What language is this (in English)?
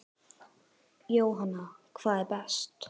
Icelandic